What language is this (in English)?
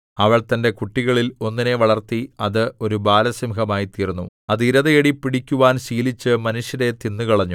Malayalam